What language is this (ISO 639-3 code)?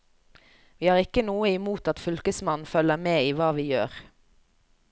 nor